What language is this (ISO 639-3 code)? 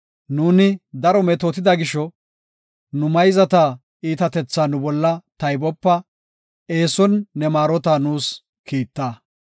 gof